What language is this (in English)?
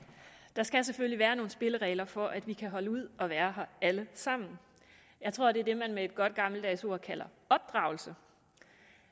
Danish